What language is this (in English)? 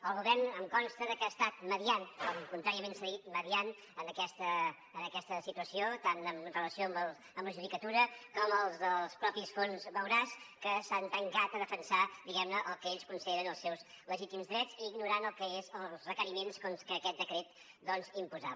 Catalan